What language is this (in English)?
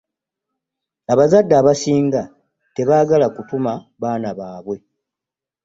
Ganda